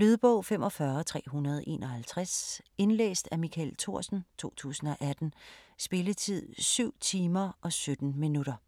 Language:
Danish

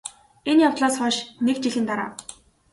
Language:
Mongolian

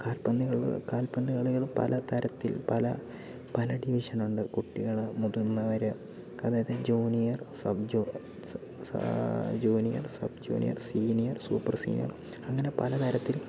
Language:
Malayalam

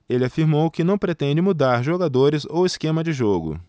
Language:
Portuguese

